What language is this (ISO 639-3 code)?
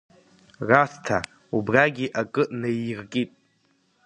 abk